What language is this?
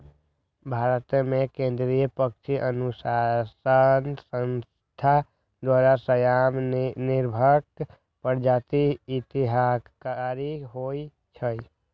Magahi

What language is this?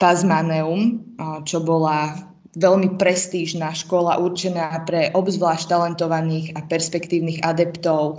Slovak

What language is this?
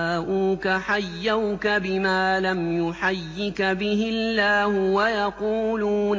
Arabic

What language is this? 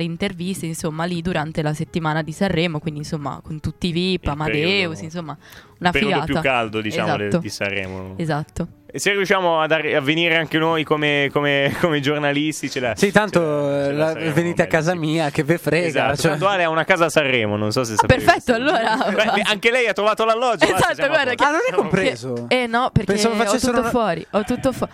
Italian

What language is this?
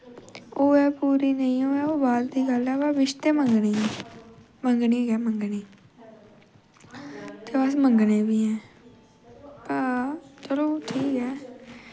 Dogri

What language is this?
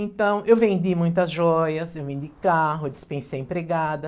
Portuguese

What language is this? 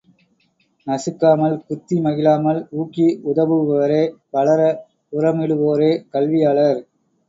Tamil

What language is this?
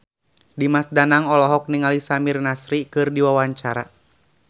Sundanese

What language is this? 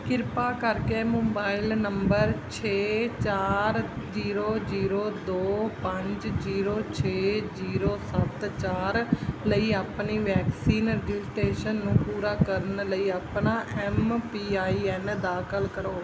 Punjabi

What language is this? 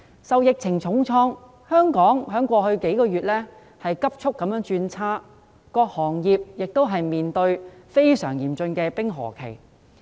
Cantonese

